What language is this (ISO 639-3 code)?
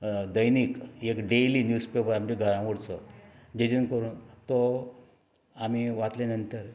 kok